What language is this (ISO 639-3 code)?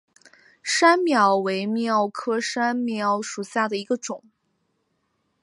zho